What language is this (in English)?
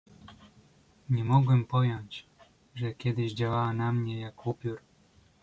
Polish